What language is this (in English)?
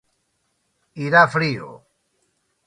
Galician